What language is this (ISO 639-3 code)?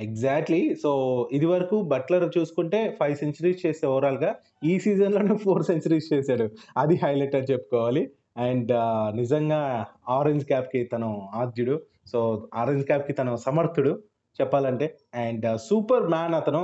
tel